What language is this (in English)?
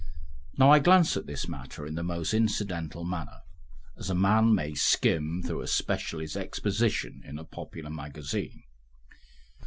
English